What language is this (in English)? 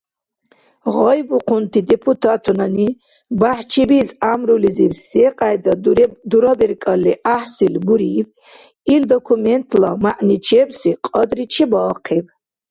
Dargwa